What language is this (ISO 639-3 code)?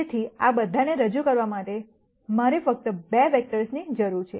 guj